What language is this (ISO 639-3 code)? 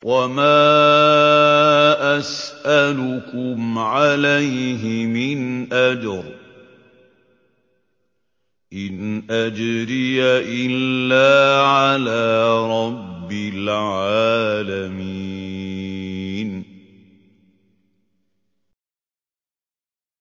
ara